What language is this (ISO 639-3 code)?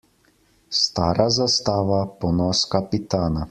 slv